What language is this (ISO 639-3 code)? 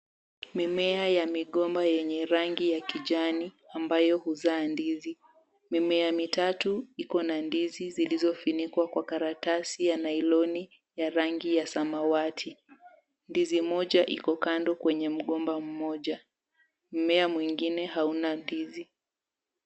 swa